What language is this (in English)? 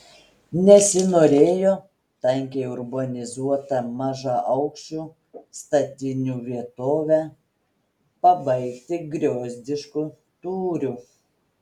Lithuanian